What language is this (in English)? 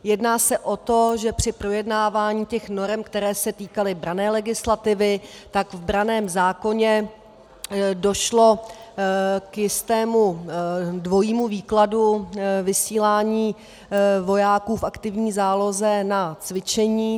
Czech